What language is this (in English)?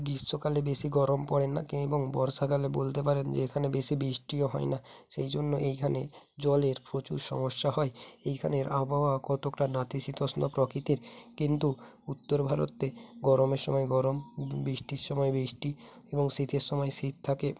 Bangla